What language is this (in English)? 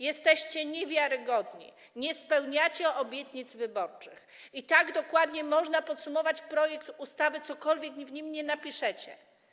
Polish